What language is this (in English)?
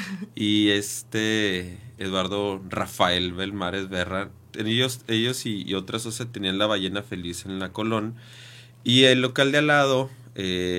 Spanish